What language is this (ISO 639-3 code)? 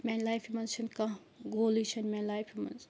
kas